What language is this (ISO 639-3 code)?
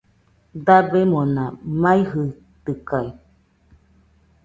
hux